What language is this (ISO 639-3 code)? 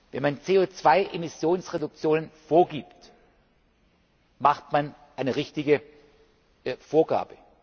deu